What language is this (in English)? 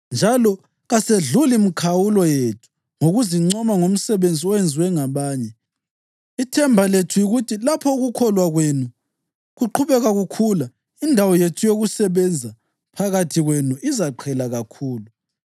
North Ndebele